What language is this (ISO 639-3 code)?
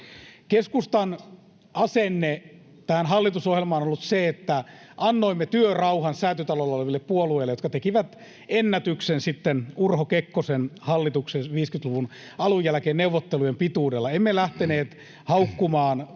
fin